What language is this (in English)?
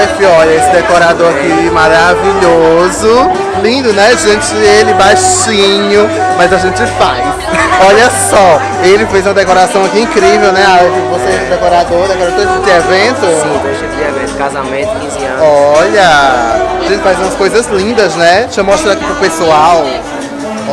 Portuguese